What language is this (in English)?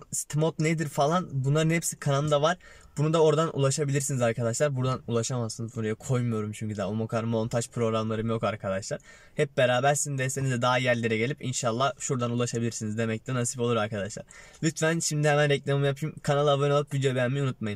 Turkish